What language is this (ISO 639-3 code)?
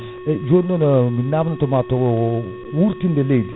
ful